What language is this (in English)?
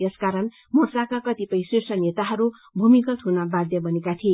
Nepali